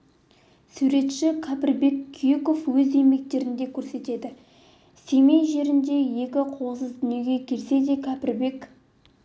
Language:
Kazakh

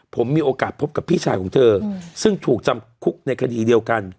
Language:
Thai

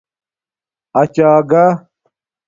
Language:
Domaaki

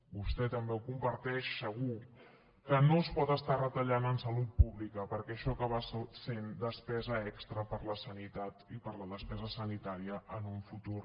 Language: Catalan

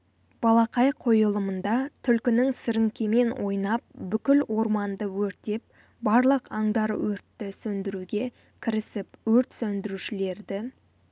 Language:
Kazakh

